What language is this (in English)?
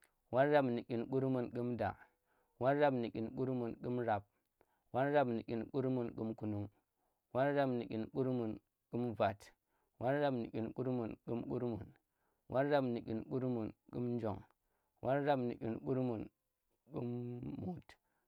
Tera